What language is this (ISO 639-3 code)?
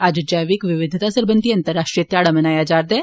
doi